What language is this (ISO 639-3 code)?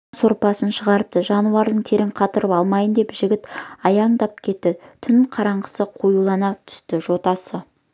kaz